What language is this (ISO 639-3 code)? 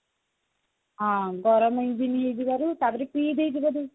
ori